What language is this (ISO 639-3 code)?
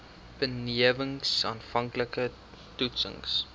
afr